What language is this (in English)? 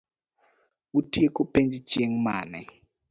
Luo (Kenya and Tanzania)